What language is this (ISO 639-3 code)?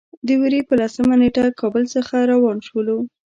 pus